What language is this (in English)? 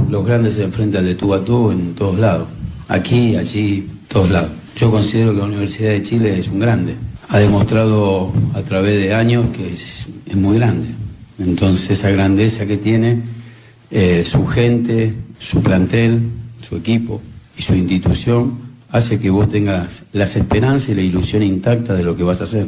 Spanish